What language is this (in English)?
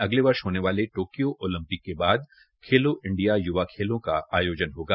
Hindi